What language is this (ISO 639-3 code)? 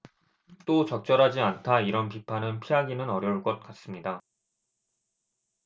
kor